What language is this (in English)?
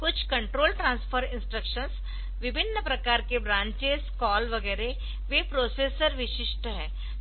Hindi